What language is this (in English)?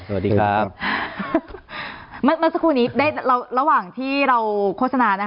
Thai